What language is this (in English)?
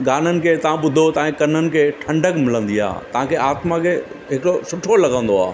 Sindhi